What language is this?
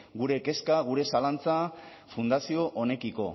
Basque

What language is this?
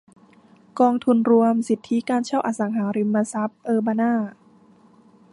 Thai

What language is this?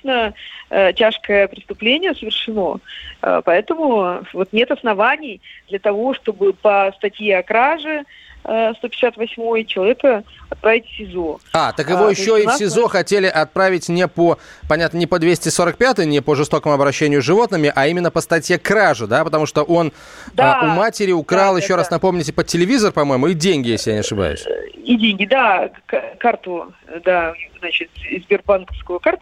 Russian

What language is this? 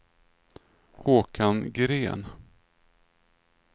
Swedish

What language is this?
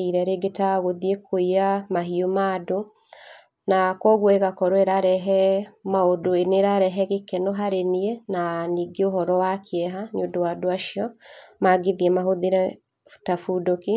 Kikuyu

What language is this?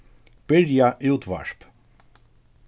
Faroese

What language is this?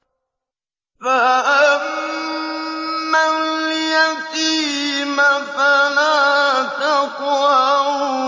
Arabic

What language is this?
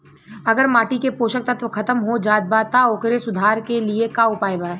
Bhojpuri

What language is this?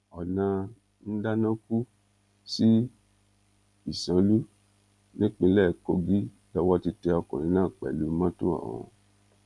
Yoruba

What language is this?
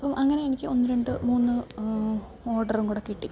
Malayalam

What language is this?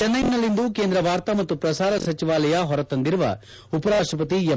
Kannada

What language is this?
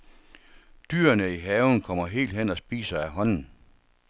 Danish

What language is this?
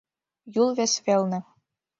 Mari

